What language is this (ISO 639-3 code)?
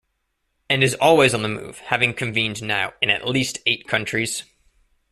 eng